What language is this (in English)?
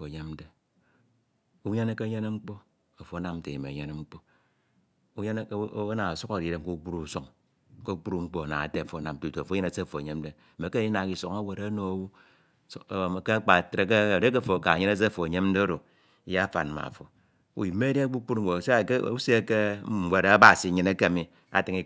Ito